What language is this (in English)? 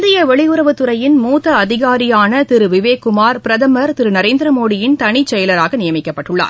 Tamil